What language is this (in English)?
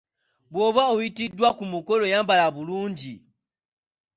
Ganda